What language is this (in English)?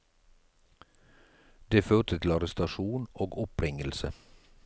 Norwegian